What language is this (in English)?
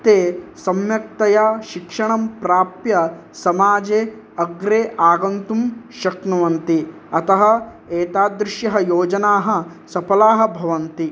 Sanskrit